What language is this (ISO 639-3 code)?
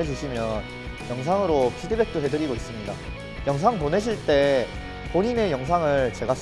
kor